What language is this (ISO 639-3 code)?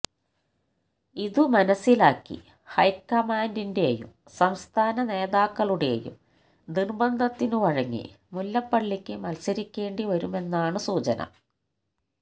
mal